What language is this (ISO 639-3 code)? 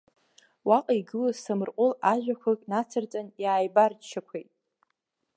abk